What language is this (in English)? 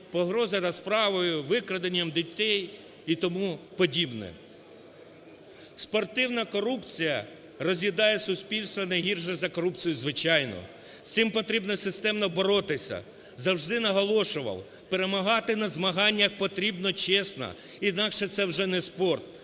Ukrainian